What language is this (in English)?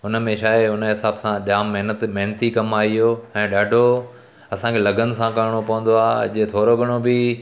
Sindhi